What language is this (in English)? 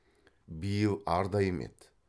Kazakh